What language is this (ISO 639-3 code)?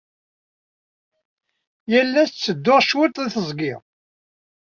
kab